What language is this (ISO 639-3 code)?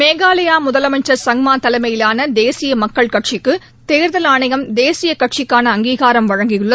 tam